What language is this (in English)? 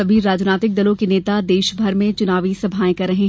Hindi